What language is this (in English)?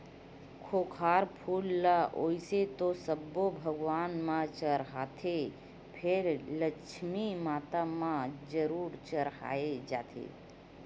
Chhattisgarhi